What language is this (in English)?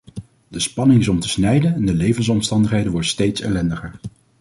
Dutch